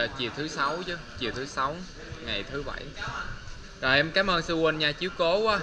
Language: Vietnamese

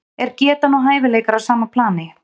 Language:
Icelandic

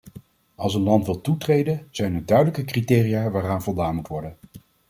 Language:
Dutch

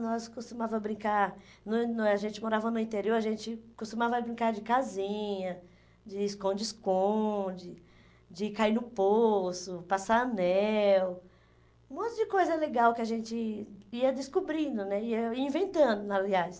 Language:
Portuguese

